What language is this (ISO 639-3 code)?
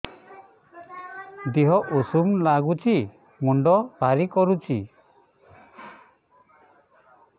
ori